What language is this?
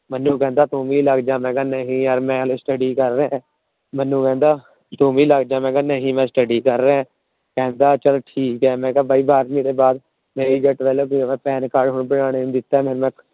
Punjabi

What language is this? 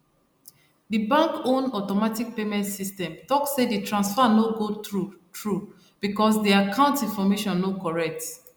Nigerian Pidgin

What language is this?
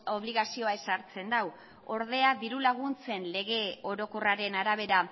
Basque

